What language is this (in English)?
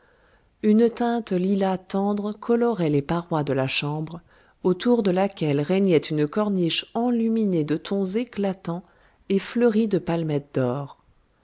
French